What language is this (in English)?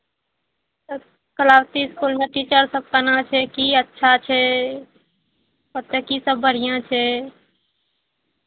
Maithili